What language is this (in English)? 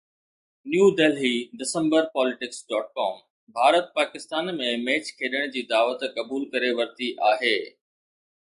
Sindhi